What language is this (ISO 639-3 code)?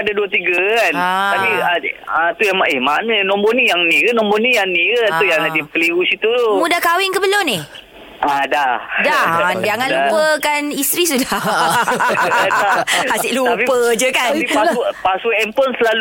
msa